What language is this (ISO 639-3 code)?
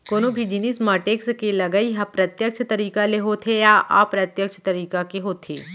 hne